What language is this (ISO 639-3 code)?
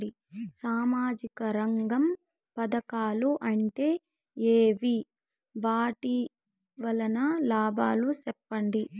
tel